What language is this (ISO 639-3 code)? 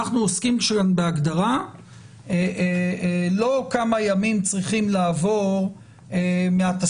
heb